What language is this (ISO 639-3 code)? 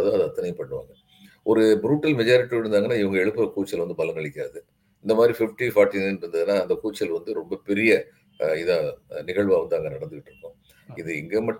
tam